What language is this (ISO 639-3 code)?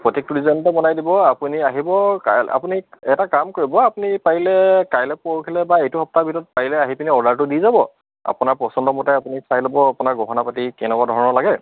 asm